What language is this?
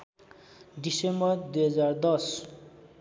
Nepali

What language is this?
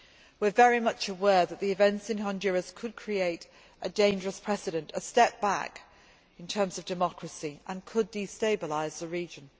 English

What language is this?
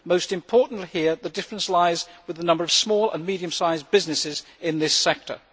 English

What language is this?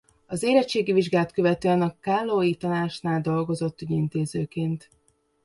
Hungarian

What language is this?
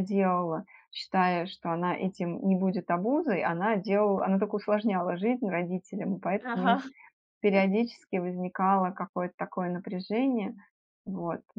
Russian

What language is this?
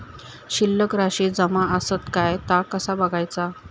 Marathi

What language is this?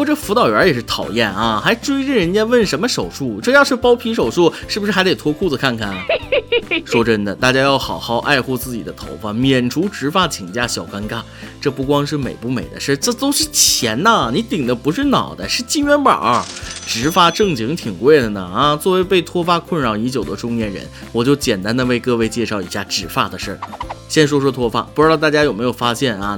Chinese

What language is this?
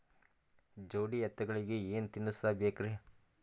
Kannada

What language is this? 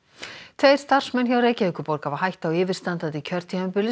Icelandic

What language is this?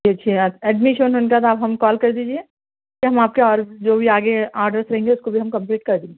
Urdu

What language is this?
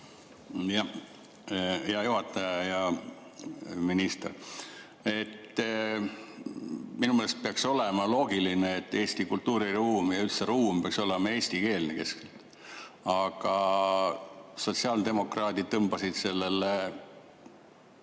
Estonian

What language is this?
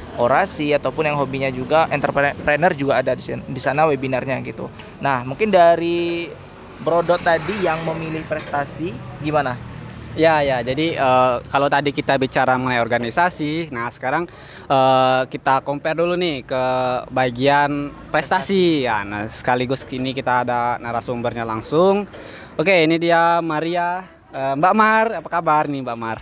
Indonesian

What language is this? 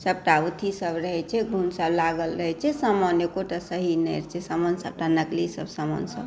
Maithili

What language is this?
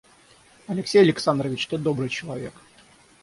Russian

